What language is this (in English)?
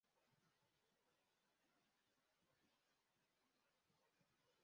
Kinyarwanda